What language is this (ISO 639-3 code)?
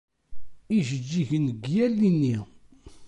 kab